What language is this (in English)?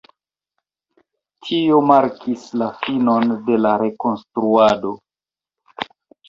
Esperanto